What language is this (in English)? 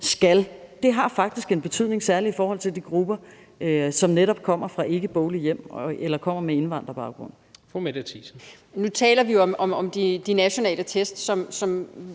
Danish